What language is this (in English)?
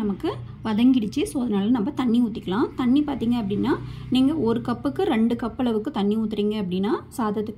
Romanian